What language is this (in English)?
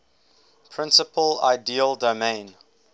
English